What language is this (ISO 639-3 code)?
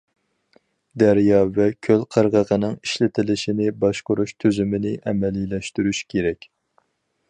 uig